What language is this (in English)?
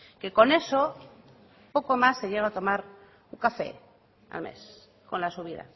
Spanish